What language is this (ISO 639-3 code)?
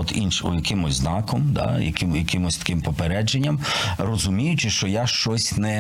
ukr